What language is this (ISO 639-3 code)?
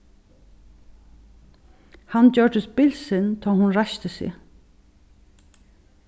fao